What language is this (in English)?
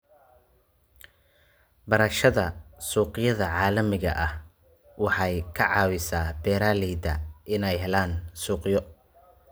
Somali